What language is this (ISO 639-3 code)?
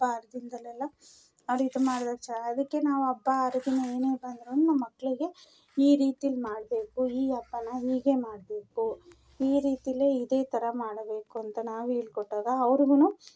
kan